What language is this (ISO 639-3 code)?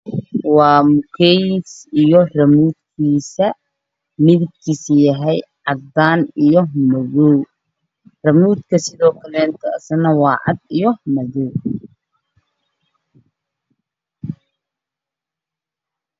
som